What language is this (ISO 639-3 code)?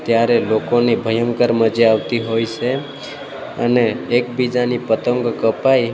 guj